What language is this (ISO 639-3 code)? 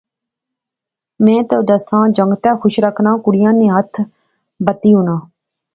phr